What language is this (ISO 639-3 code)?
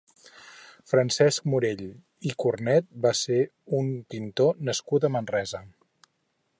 cat